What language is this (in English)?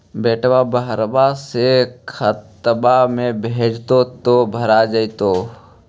Magahi